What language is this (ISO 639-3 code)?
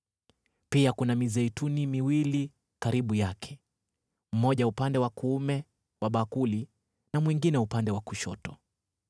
swa